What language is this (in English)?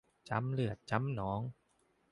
Thai